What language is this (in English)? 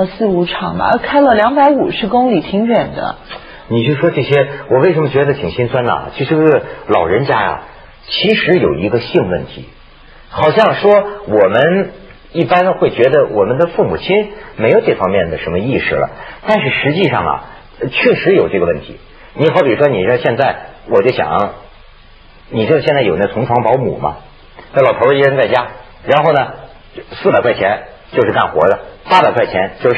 Chinese